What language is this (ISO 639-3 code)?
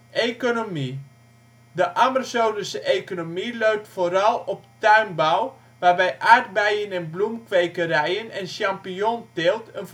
nld